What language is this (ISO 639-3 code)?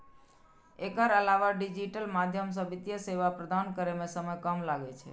mai